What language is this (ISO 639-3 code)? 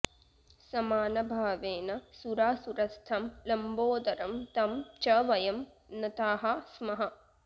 san